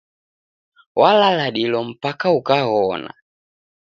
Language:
Taita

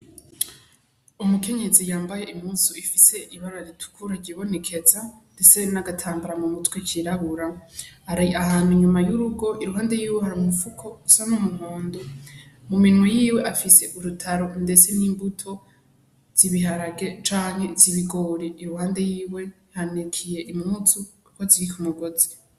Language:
Rundi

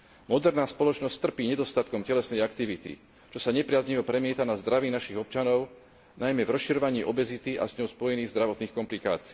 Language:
Slovak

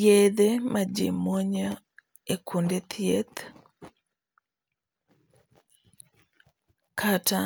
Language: Luo (Kenya and Tanzania)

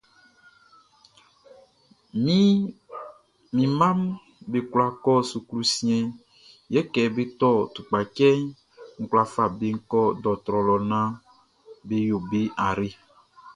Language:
Baoulé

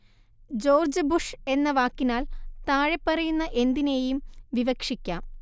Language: Malayalam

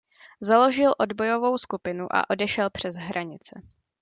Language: Czech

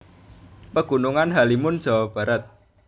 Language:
Javanese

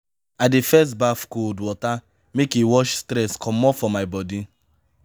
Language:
Nigerian Pidgin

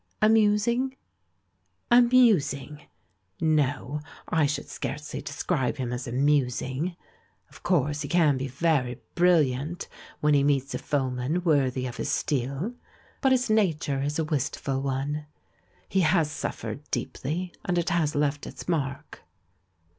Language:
English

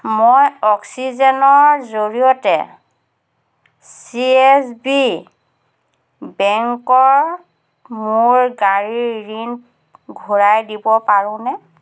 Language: Assamese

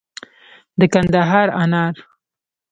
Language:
Pashto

